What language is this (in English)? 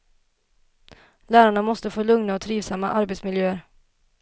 Swedish